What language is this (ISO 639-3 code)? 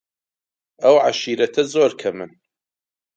ckb